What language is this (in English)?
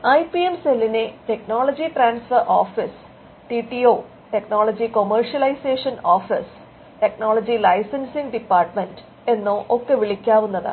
Malayalam